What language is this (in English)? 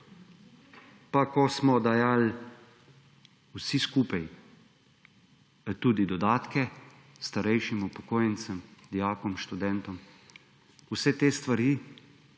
Slovenian